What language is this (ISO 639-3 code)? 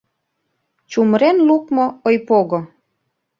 chm